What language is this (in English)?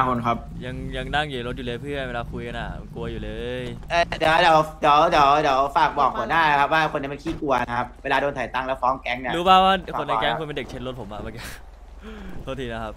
Thai